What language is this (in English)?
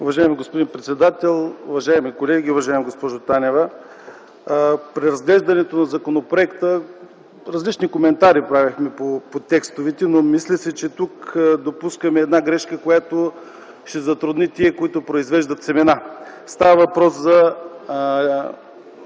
Bulgarian